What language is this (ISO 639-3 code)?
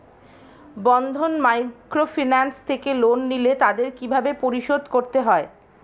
ben